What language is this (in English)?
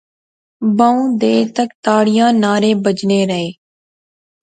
Pahari-Potwari